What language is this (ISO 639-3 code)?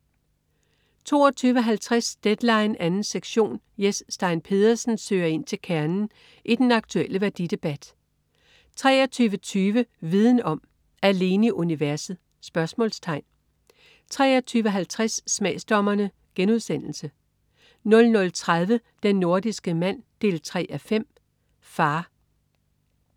dan